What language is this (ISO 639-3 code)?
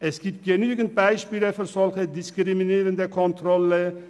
gsw